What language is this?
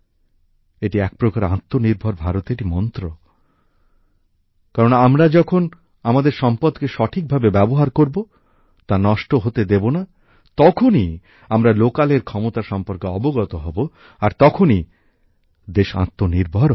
Bangla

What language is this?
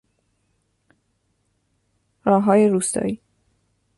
Persian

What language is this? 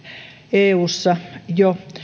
Finnish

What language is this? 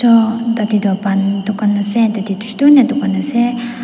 Naga Pidgin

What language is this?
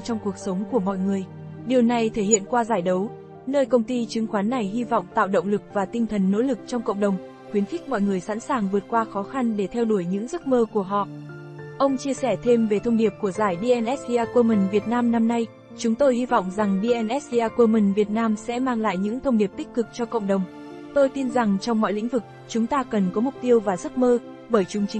Vietnamese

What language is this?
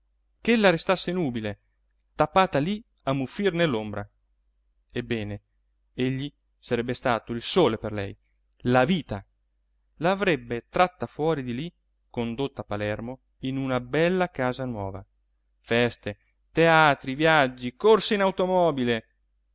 Italian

